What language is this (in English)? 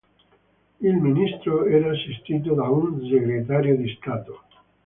Italian